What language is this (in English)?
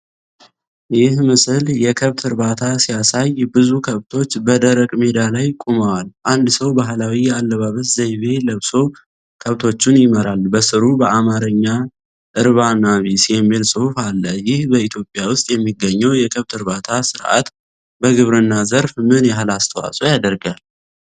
Amharic